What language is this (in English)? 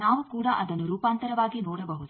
Kannada